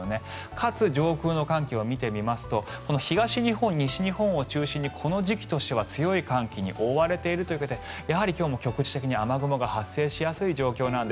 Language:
Japanese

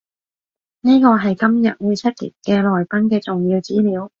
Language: Cantonese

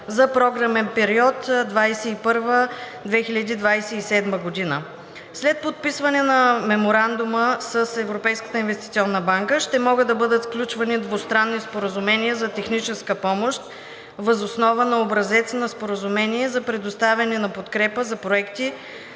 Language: Bulgarian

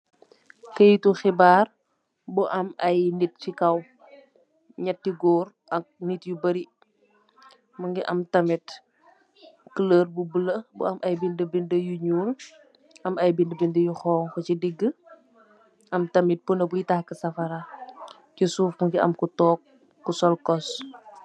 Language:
Wolof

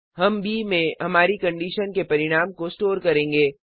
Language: Hindi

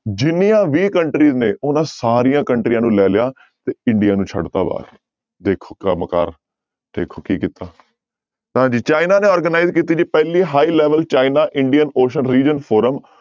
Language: Punjabi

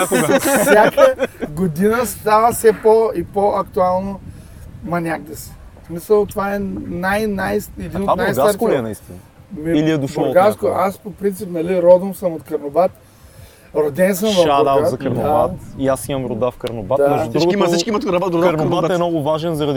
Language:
Bulgarian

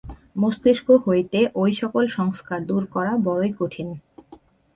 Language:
Bangla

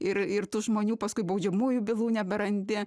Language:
Lithuanian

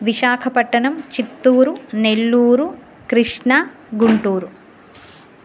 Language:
Sanskrit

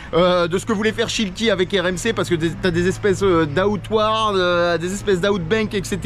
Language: French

